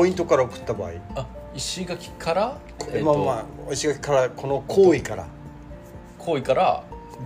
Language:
Japanese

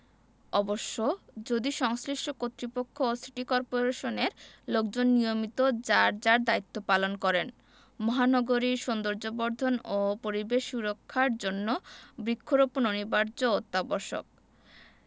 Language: Bangla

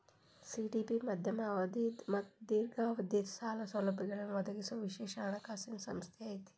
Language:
Kannada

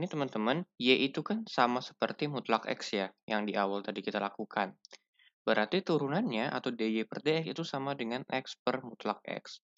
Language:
Indonesian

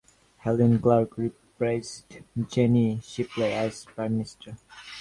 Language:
English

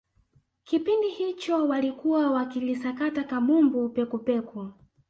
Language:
Swahili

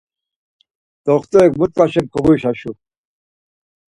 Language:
Laz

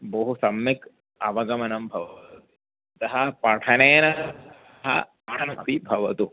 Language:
Sanskrit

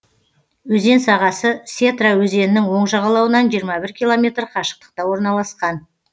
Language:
Kazakh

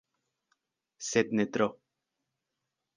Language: Esperanto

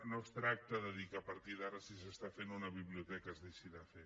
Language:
Catalan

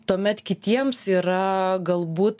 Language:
Lithuanian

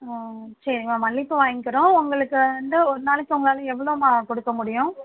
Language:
Tamil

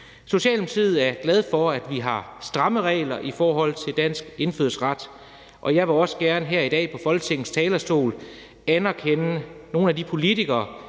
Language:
Danish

